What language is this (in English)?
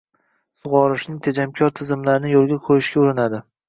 Uzbek